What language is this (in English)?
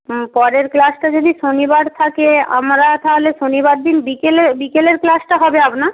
Bangla